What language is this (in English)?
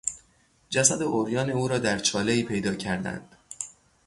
Persian